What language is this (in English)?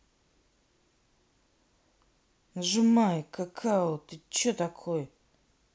Russian